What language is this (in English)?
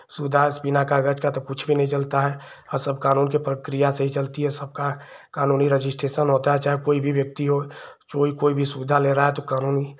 Hindi